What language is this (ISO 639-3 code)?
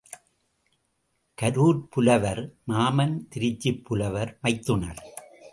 tam